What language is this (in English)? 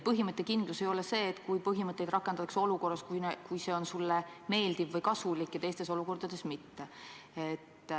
Estonian